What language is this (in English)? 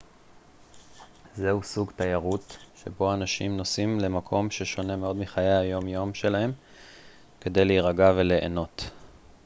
Hebrew